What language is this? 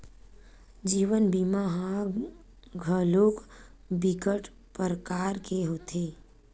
Chhattisgarhi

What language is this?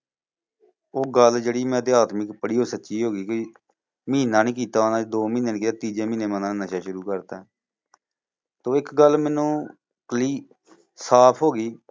Punjabi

